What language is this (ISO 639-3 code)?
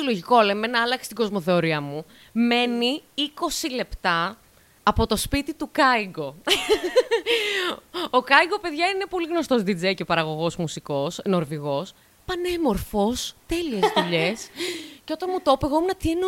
ell